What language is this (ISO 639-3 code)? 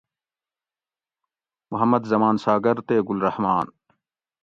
gwc